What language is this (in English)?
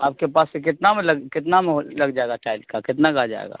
Urdu